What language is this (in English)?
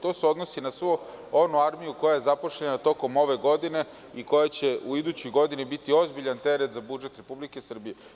Serbian